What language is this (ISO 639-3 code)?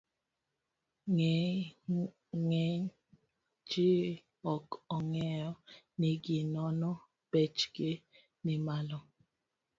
luo